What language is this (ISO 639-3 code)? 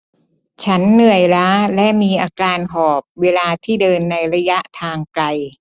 tha